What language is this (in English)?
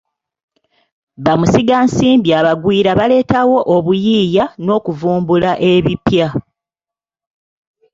Ganda